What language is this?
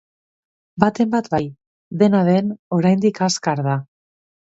Basque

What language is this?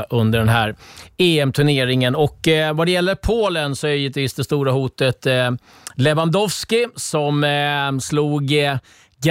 Swedish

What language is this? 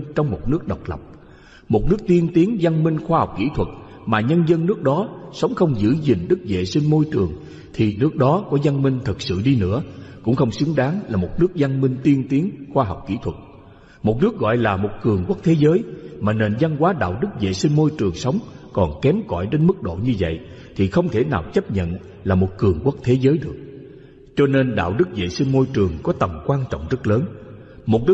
Vietnamese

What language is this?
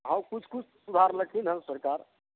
Maithili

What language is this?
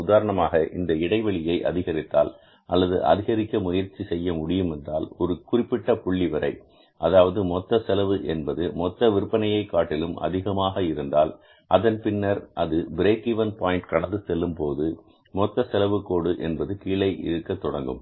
Tamil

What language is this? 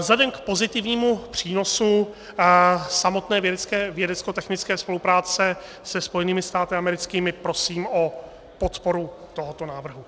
Czech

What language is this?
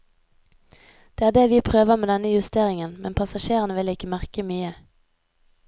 Norwegian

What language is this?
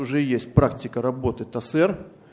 Russian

